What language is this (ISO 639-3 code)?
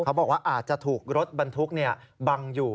tha